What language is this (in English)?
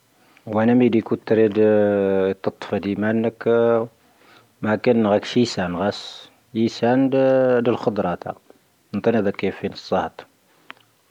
Tahaggart Tamahaq